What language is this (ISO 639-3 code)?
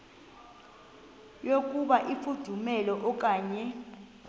xho